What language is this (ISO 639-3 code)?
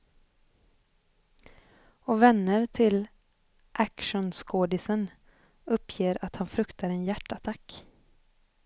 swe